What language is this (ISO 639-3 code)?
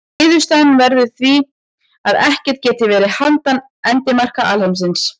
isl